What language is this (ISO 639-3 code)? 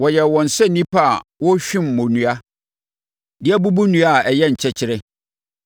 aka